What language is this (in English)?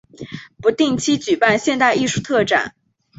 Chinese